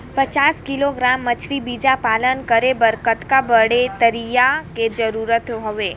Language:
Chhattisgarhi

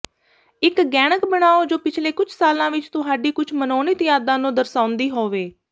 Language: Punjabi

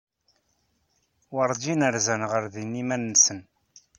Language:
Kabyle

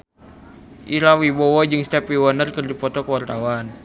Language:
Sundanese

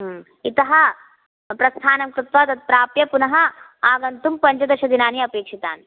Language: Sanskrit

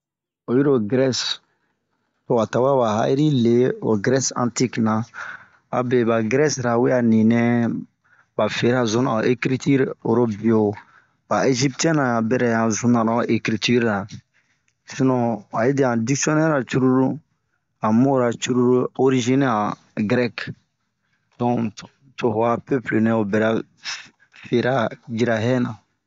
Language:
Bomu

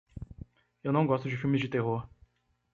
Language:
Portuguese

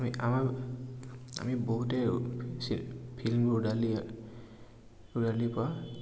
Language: Assamese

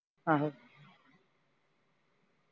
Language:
Punjabi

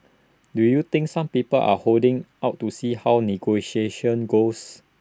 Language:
English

